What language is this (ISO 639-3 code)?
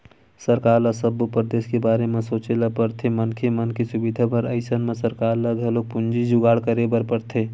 hne